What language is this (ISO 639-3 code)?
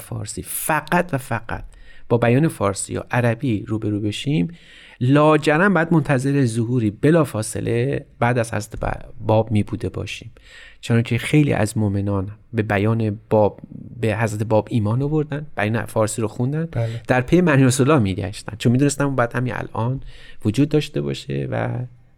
fas